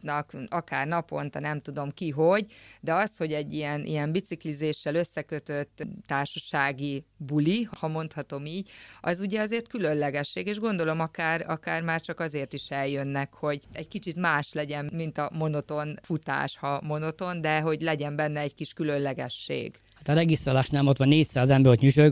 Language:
Hungarian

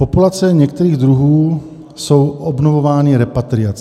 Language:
Czech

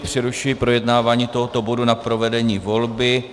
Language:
Czech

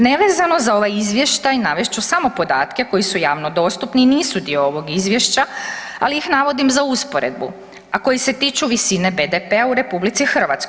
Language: Croatian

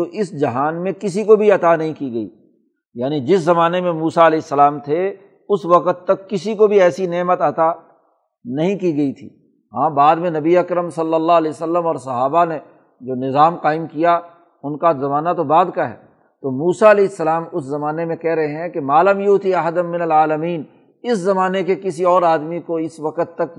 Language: Urdu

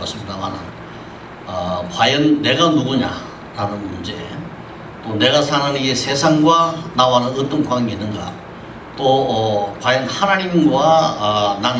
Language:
Korean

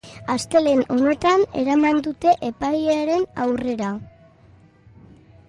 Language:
Basque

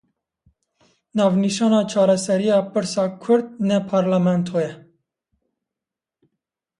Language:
Kurdish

